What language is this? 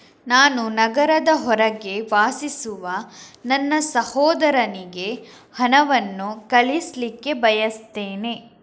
Kannada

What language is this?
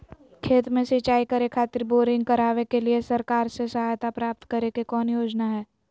Magahi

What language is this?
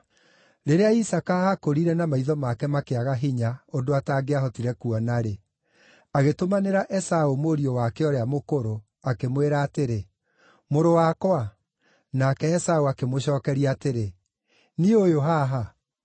Kikuyu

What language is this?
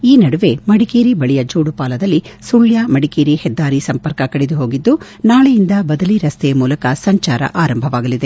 Kannada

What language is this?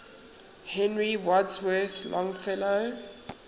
English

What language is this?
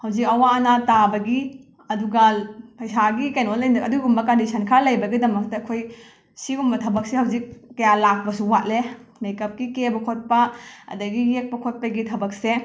Manipuri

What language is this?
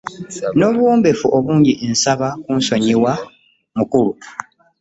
Ganda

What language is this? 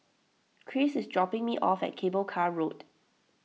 English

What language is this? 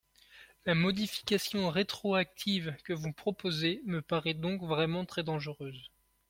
French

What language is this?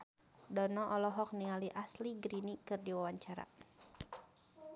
Sundanese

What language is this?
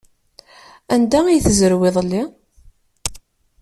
Kabyle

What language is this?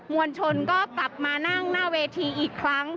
Thai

